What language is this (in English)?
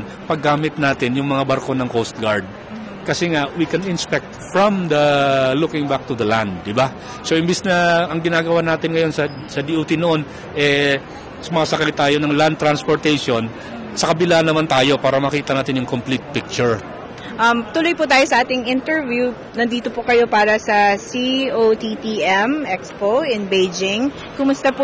Filipino